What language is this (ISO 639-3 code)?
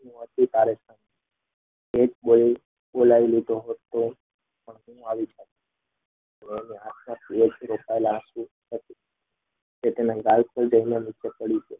guj